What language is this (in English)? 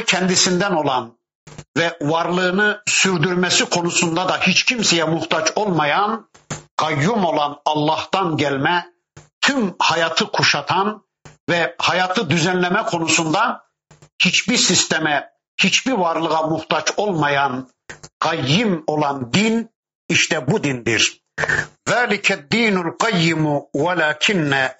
Turkish